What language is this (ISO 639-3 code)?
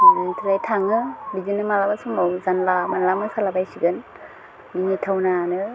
brx